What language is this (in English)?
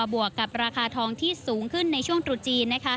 Thai